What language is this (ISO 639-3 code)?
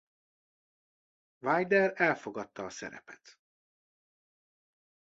hun